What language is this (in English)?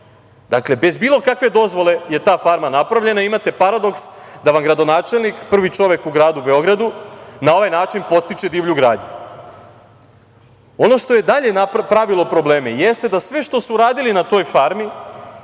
Serbian